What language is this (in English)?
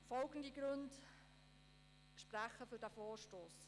Swiss German